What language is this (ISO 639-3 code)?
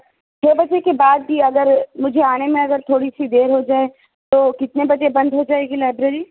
urd